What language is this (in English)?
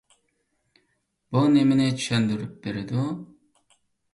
Uyghur